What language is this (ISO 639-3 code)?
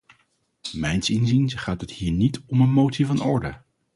nld